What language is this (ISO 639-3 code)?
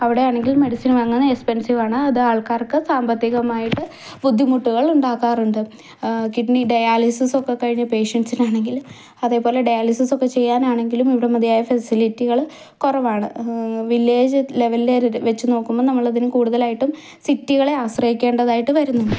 mal